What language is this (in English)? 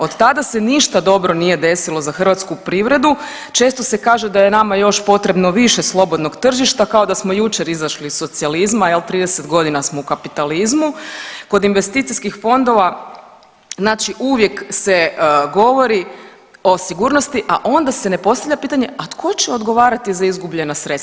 Croatian